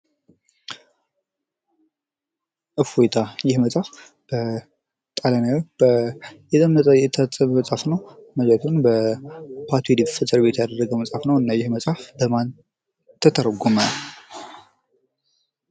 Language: Amharic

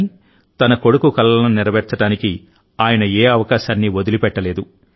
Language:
Telugu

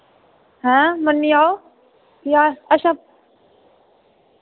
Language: Dogri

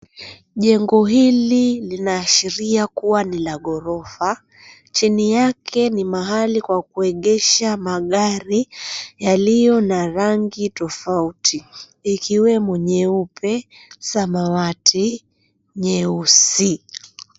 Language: Swahili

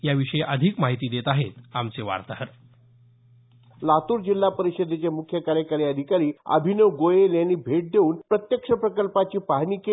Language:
Marathi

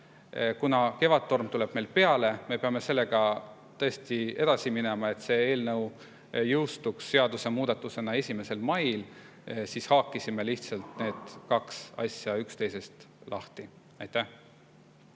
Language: Estonian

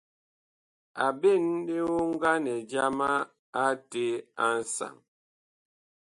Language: Bakoko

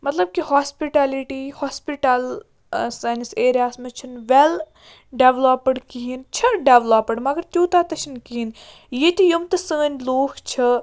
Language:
Kashmiri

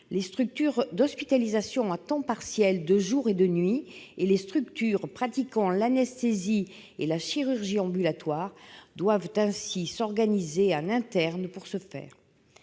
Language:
French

